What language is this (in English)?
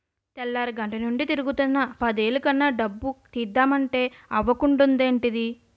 Telugu